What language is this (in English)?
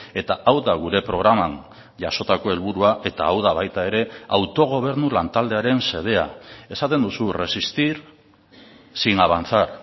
Basque